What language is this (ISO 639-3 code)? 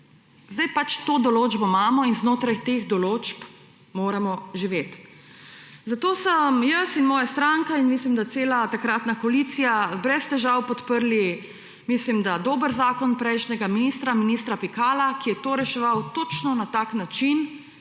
slv